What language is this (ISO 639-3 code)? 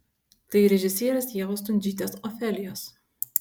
lit